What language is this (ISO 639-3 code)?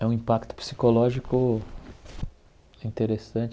por